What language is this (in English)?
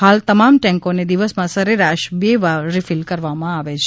Gujarati